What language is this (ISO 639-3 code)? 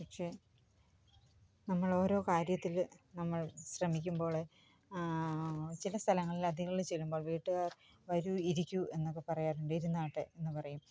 mal